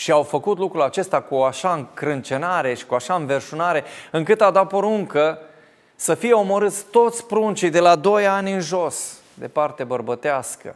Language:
Romanian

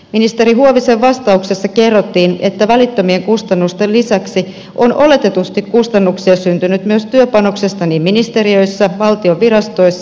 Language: Finnish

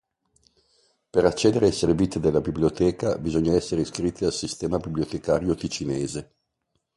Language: Italian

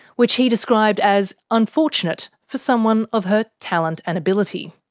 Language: English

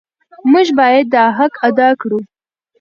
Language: Pashto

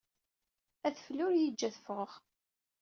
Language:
Kabyle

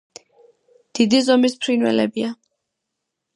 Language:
Georgian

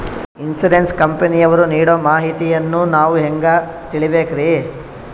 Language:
Kannada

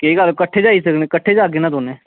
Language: Dogri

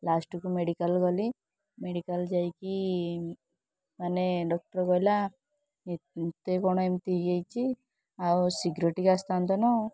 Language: Odia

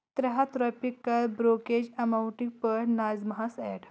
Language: Kashmiri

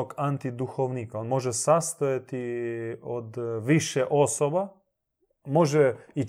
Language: Croatian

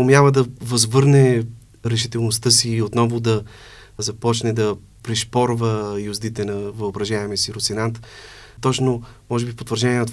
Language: Bulgarian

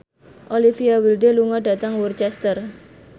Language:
Javanese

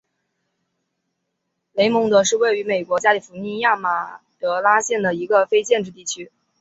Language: Chinese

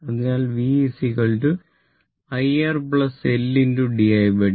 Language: Malayalam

